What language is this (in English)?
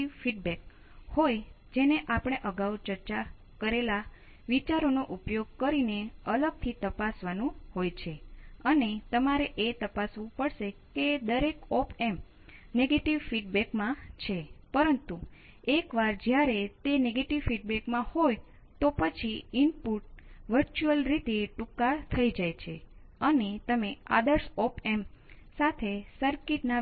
Gujarati